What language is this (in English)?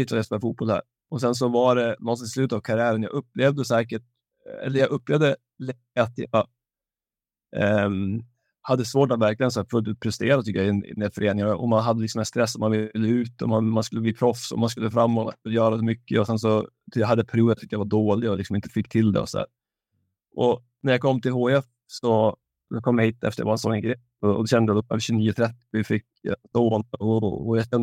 Swedish